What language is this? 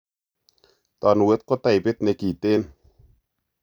Kalenjin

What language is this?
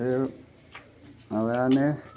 Bodo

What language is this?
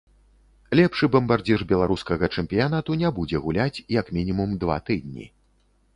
Belarusian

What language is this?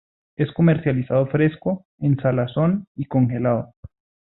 Spanish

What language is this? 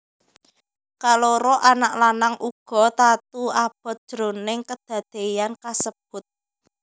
Javanese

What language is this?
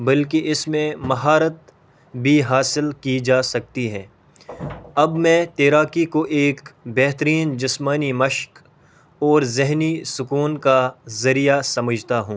Urdu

